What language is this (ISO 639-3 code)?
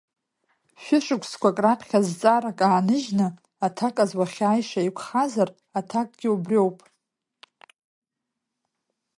abk